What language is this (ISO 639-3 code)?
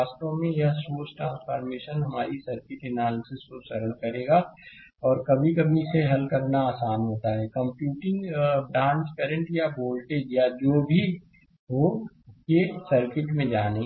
hin